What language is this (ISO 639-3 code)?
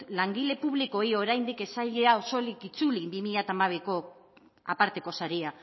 eus